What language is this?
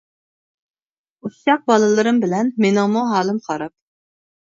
Uyghur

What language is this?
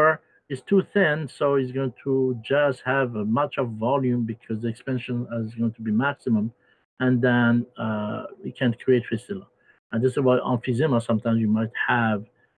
English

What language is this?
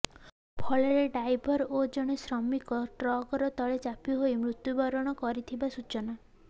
Odia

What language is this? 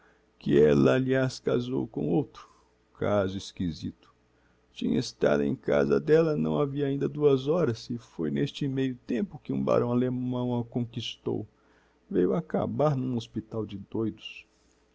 Portuguese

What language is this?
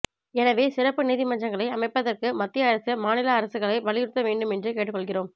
Tamil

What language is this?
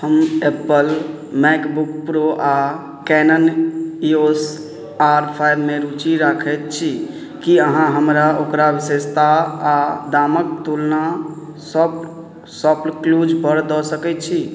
Maithili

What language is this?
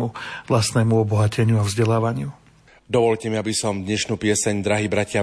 Slovak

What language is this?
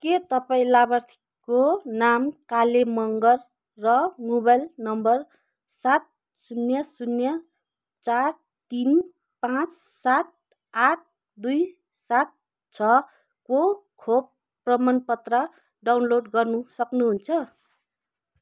Nepali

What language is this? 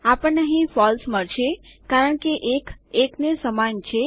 Gujarati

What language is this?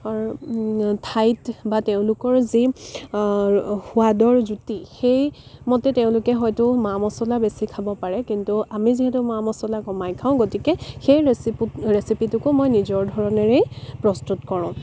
Assamese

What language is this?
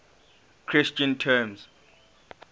English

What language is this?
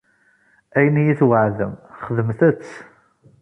Kabyle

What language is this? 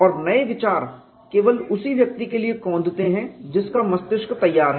Hindi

